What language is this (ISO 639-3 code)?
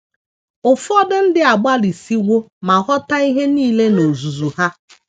ibo